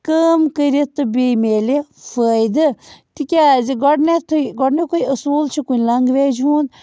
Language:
Kashmiri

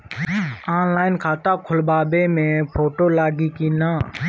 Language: Bhojpuri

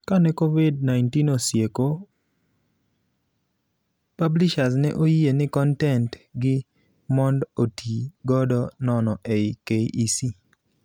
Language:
Luo (Kenya and Tanzania)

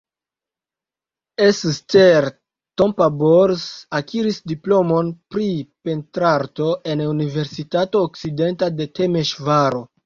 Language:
Esperanto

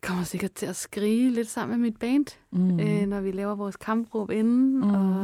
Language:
Danish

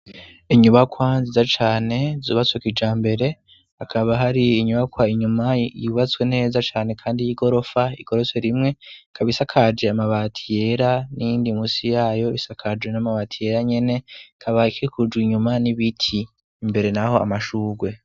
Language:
Rundi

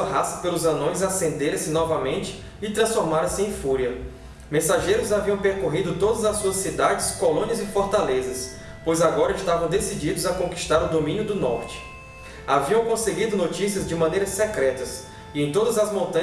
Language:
Portuguese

